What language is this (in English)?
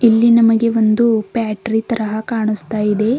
Kannada